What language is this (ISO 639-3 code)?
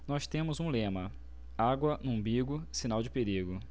por